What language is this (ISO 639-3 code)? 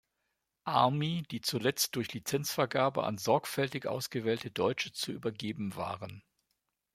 deu